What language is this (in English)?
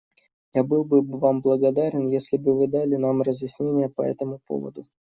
Russian